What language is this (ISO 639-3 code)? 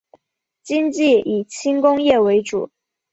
zho